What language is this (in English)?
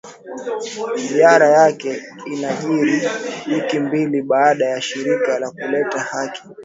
Swahili